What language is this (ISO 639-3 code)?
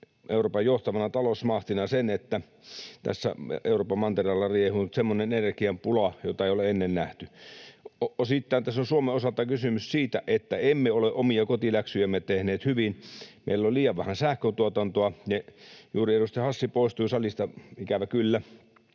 fin